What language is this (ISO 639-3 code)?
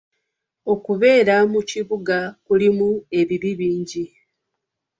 lug